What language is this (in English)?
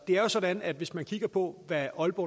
Danish